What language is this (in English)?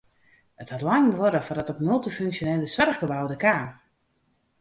Western Frisian